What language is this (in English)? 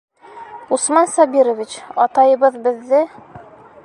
Bashkir